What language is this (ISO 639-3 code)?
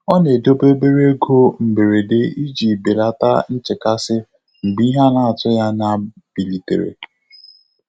ibo